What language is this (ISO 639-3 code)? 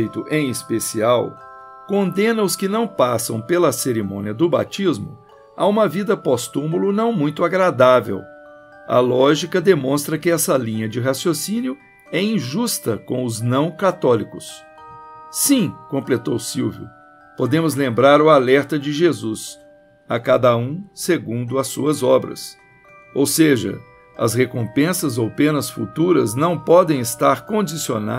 por